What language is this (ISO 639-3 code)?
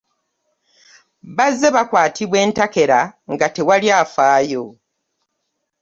lug